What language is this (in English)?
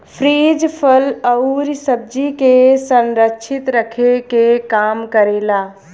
Bhojpuri